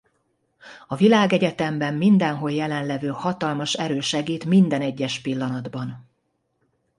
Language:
Hungarian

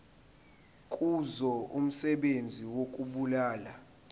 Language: Zulu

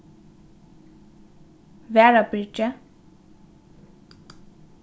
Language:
Faroese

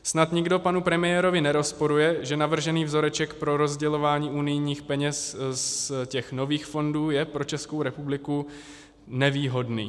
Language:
Czech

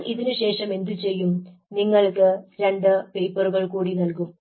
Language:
Malayalam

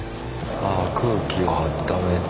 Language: Japanese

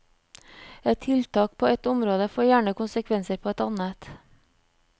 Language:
Norwegian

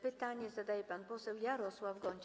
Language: Polish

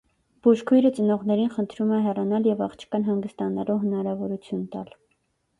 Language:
Armenian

